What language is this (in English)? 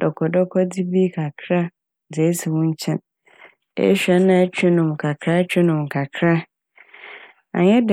Akan